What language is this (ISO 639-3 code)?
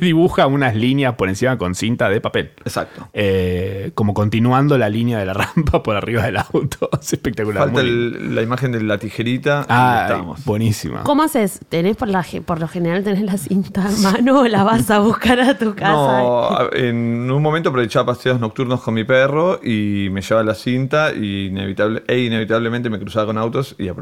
spa